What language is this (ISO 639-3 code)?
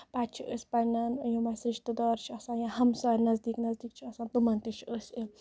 kas